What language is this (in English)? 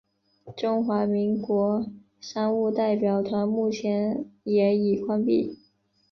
Chinese